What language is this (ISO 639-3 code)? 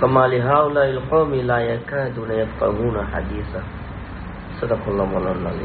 ara